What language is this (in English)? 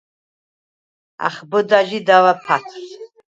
Svan